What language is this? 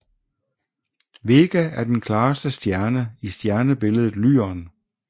Danish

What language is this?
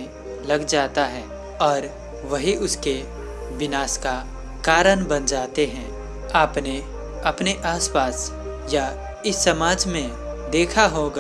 Hindi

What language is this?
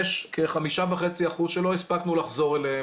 Hebrew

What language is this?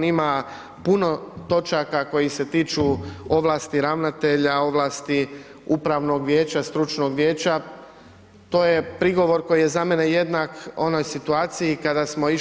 Croatian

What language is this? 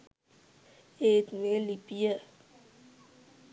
Sinhala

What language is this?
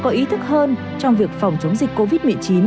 Vietnamese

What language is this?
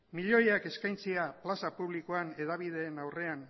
Basque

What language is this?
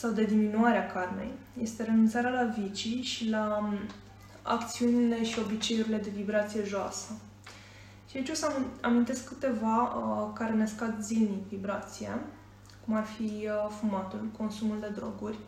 Romanian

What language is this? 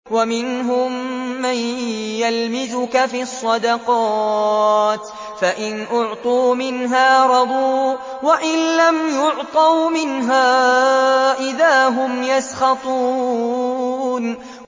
Arabic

